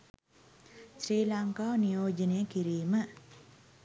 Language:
Sinhala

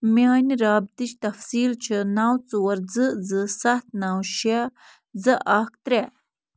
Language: Kashmiri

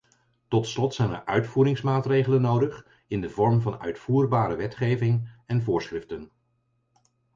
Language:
Dutch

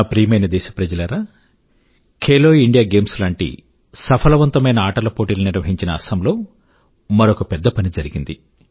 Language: Telugu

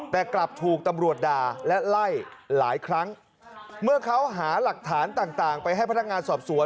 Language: Thai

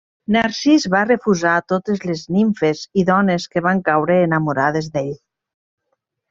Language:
Catalan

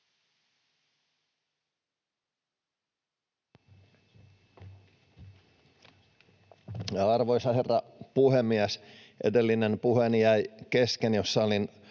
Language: Finnish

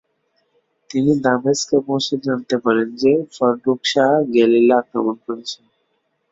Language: Bangla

